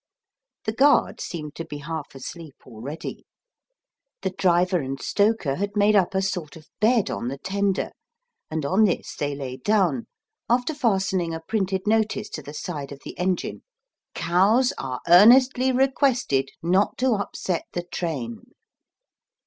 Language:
English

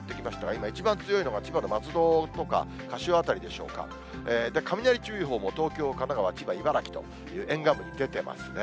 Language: Japanese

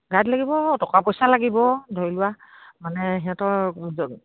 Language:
Assamese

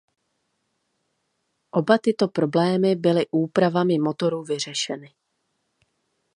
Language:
Czech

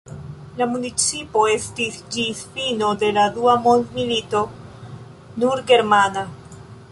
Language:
Esperanto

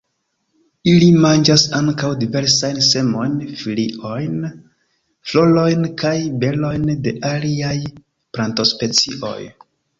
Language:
Esperanto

